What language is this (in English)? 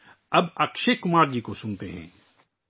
Urdu